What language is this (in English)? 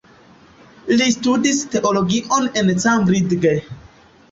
Esperanto